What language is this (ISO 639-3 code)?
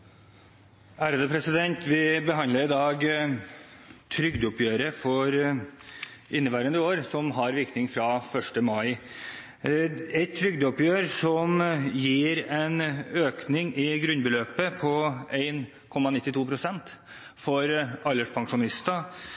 nor